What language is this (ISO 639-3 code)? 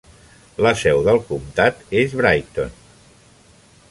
cat